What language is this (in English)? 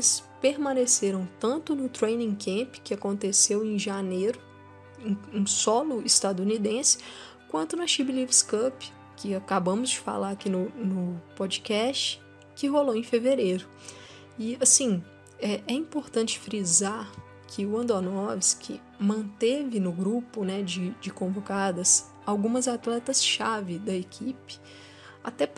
Portuguese